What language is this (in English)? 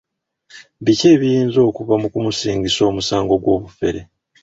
Ganda